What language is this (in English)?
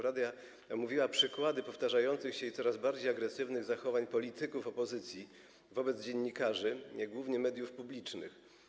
Polish